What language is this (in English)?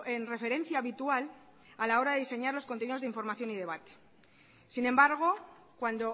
Spanish